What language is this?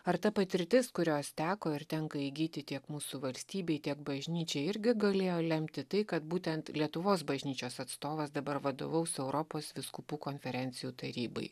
Lithuanian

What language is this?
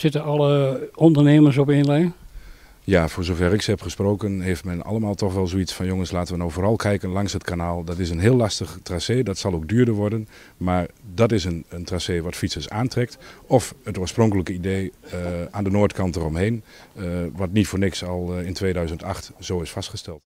Dutch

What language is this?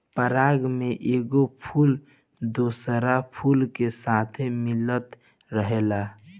Bhojpuri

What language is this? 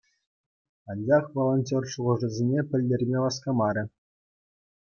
Chuvash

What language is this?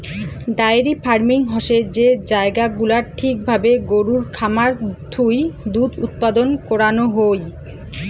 Bangla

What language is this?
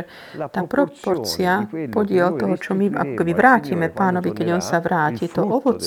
Slovak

